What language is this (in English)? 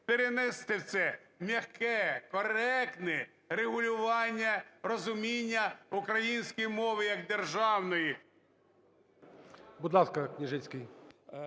Ukrainian